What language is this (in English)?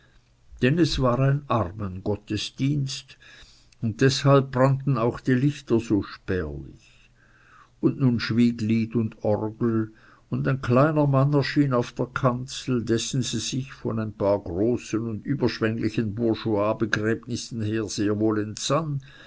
German